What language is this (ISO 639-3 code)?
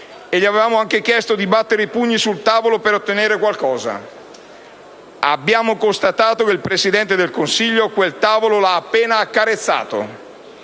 ita